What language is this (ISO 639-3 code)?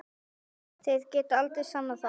isl